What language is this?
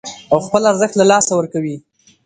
Pashto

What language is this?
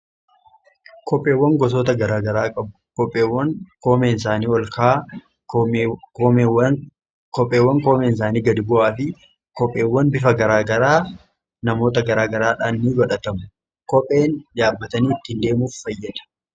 Oromo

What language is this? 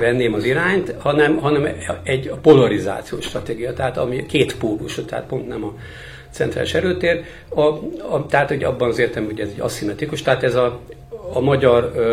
Hungarian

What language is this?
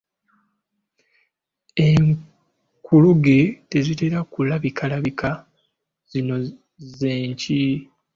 Ganda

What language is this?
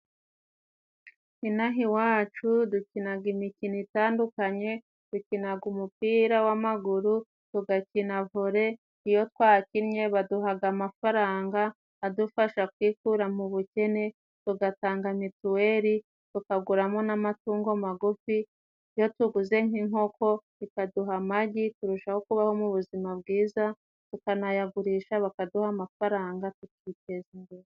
Kinyarwanda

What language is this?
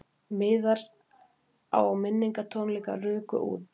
Icelandic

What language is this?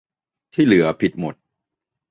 Thai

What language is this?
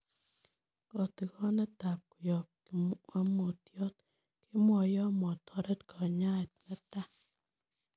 Kalenjin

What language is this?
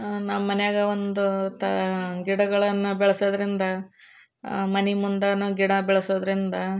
Kannada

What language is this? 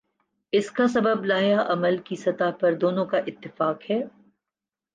Urdu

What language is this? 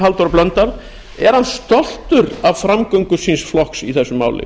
Icelandic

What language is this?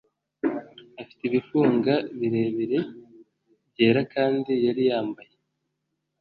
Kinyarwanda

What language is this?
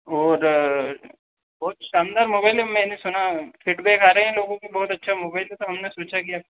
Hindi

